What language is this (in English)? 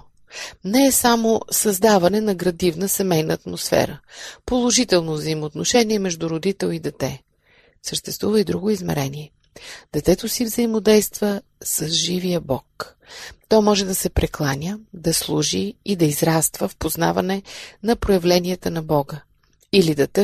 Bulgarian